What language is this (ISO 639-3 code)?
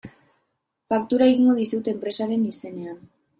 eus